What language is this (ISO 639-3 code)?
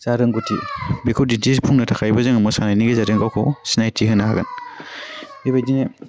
brx